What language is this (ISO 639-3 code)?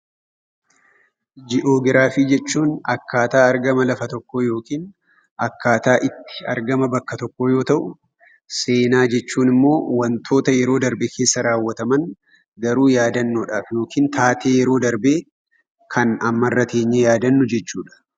orm